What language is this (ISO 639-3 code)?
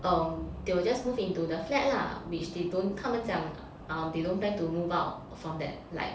eng